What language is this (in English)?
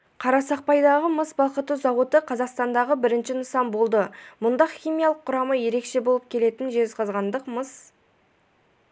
Kazakh